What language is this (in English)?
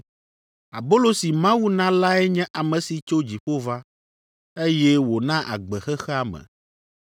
Ewe